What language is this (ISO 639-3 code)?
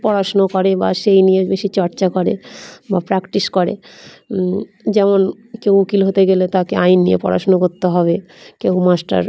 ben